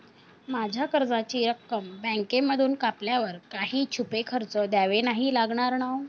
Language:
Marathi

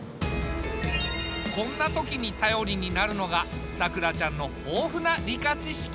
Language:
Japanese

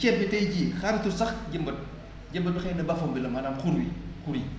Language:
Wolof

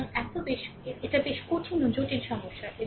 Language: Bangla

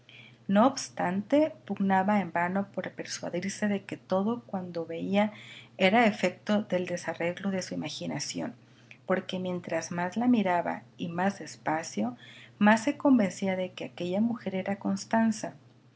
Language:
Spanish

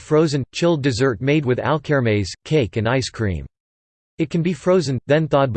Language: English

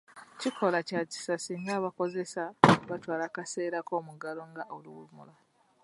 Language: Ganda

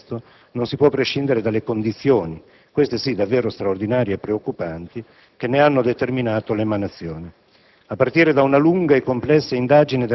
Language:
Italian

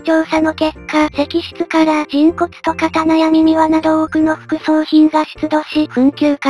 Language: Japanese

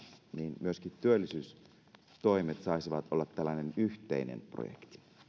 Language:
Finnish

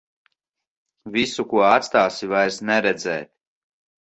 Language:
Latvian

